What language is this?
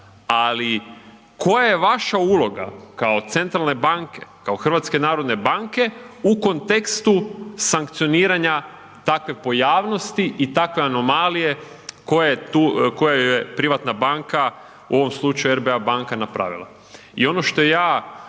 Croatian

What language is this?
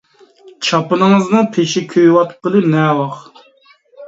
Uyghur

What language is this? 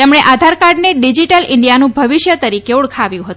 Gujarati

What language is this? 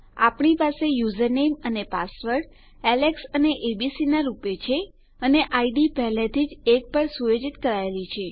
Gujarati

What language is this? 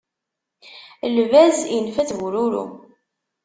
Kabyle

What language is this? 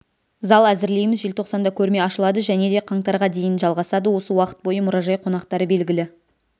Kazakh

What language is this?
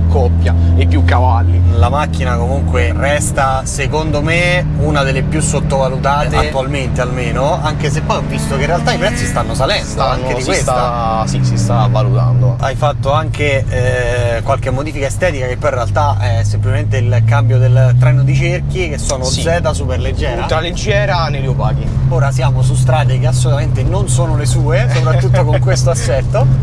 Italian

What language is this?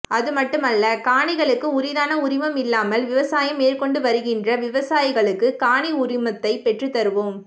Tamil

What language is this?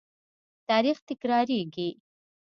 Pashto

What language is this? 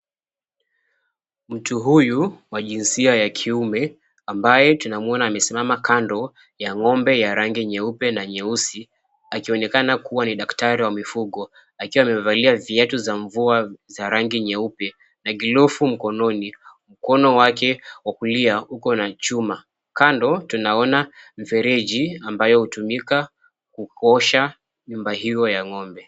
Swahili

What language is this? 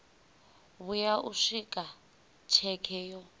Venda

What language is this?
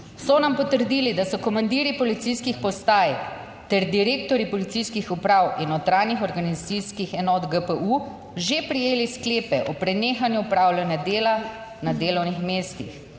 Slovenian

